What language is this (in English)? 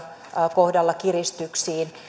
Finnish